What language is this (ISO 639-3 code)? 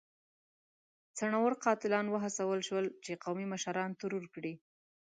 pus